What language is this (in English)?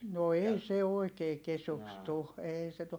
Finnish